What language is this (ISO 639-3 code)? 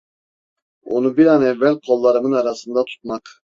tur